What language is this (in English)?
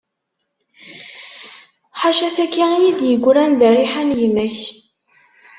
Kabyle